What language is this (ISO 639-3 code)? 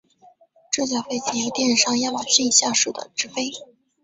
zho